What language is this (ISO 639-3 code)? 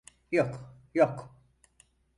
tur